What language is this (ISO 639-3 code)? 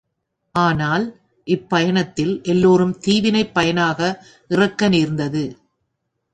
tam